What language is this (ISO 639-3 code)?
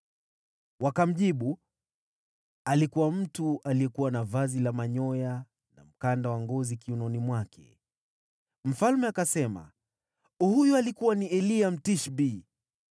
swa